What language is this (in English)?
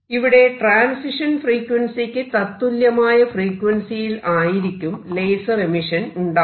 Malayalam